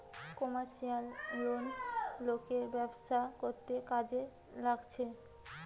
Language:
Bangla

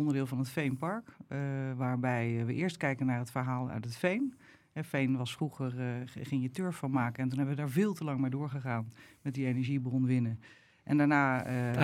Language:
Dutch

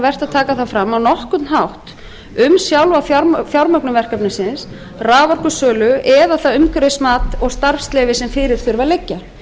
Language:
Icelandic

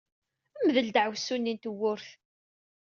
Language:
Kabyle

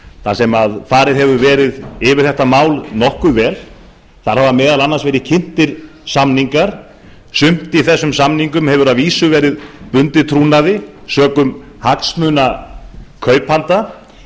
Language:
Icelandic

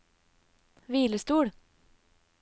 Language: Norwegian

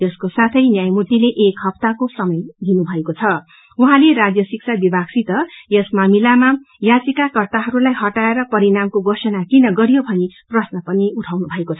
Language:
Nepali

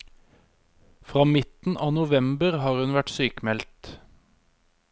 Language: Norwegian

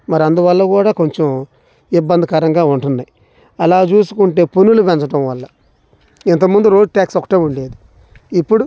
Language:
Telugu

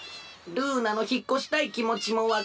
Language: Japanese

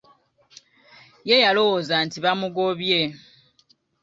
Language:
Ganda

